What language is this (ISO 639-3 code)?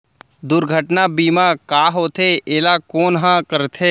hne